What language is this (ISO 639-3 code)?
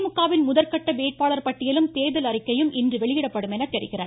tam